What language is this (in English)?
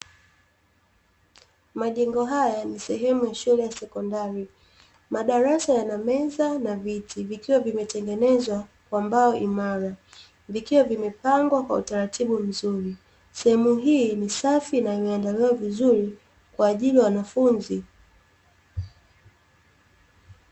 Swahili